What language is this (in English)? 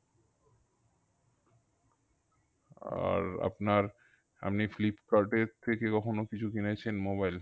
Bangla